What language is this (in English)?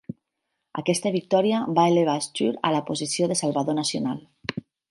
Catalan